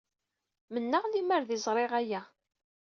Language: Kabyle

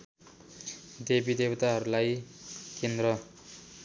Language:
Nepali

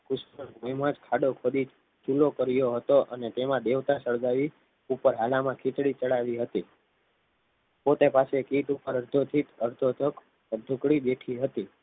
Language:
Gujarati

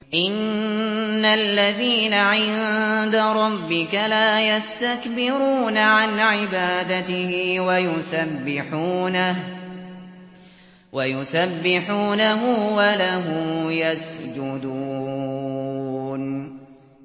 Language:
Arabic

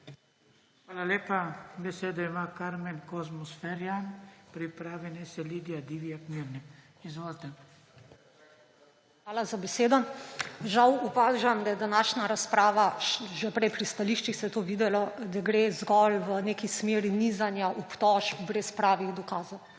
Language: Slovenian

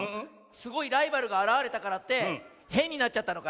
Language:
Japanese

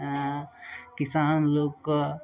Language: Maithili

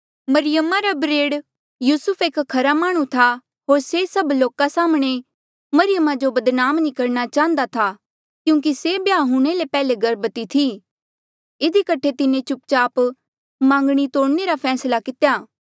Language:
Mandeali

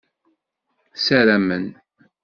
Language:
Kabyle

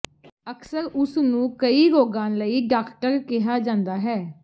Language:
Punjabi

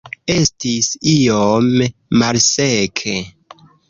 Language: Esperanto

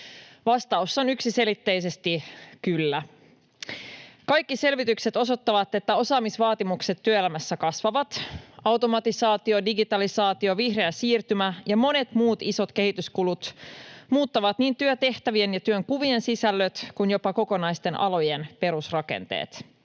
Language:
Finnish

